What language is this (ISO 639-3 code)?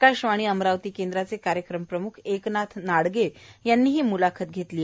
mar